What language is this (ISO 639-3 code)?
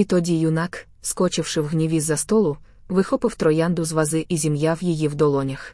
ukr